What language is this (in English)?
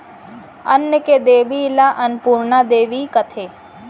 Chhattisgarhi